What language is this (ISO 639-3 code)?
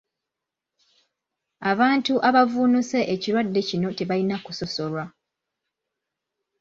lug